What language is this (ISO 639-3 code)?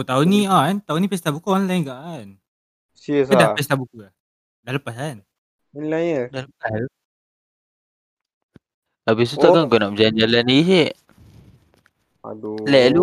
msa